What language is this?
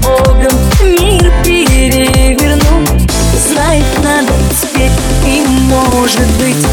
Russian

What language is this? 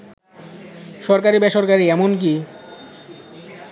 Bangla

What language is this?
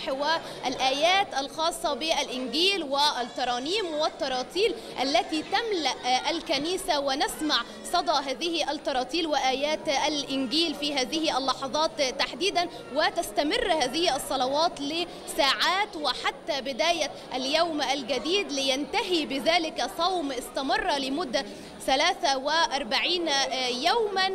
Arabic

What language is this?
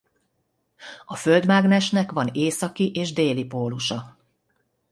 Hungarian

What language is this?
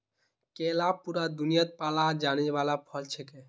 Magahi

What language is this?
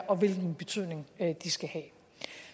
Danish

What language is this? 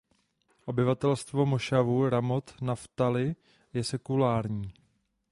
Czech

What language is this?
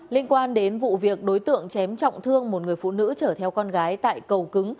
Vietnamese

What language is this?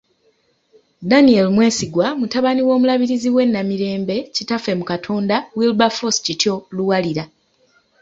Ganda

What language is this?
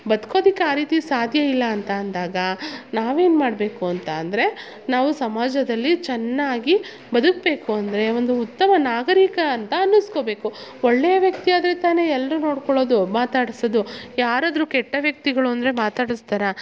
Kannada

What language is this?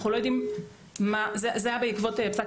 Hebrew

